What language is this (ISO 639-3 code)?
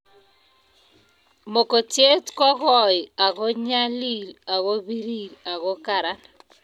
kln